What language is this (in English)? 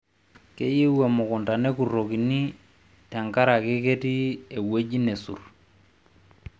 Masai